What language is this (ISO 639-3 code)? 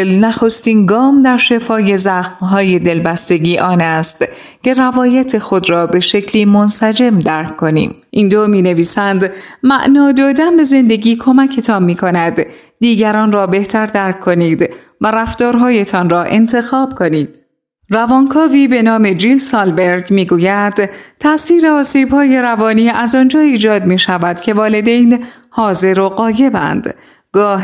fas